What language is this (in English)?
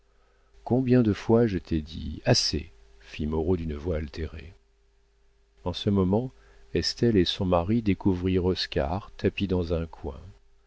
French